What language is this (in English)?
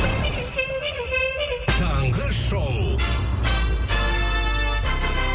Kazakh